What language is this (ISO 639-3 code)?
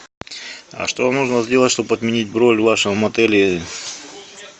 rus